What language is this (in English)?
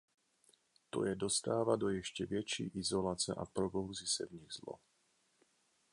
Czech